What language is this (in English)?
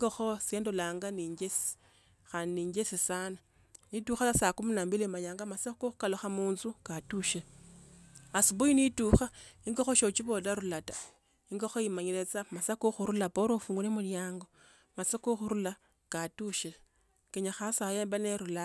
Tsotso